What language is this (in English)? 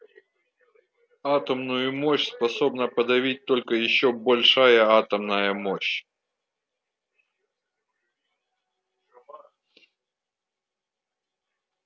Russian